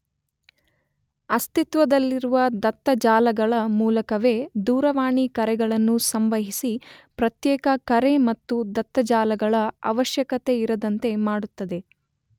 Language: Kannada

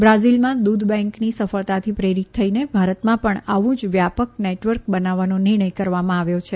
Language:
Gujarati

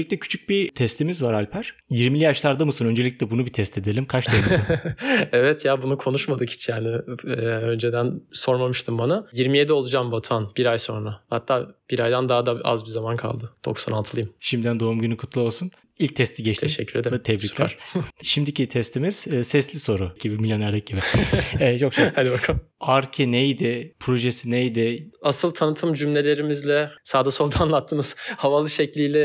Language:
Turkish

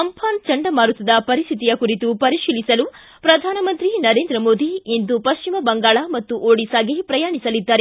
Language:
Kannada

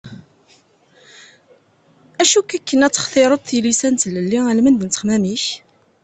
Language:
Kabyle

